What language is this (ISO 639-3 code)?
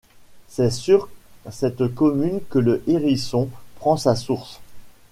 fra